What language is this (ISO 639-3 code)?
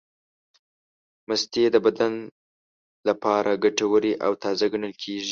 pus